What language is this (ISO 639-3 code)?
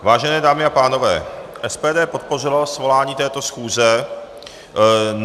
ces